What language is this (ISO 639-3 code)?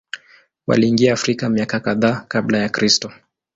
swa